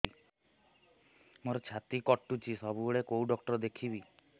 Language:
Odia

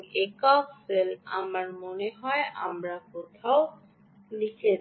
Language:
Bangla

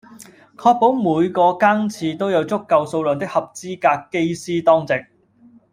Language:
Cantonese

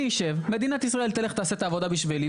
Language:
Hebrew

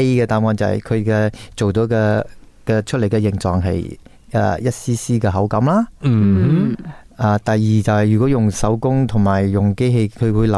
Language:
Chinese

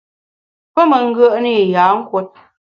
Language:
Bamun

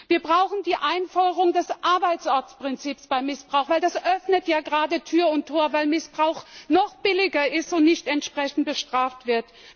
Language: German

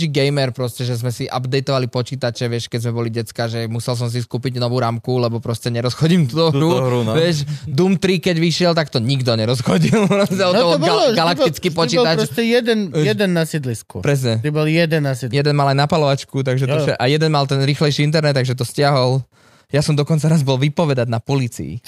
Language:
Slovak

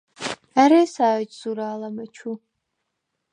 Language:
Svan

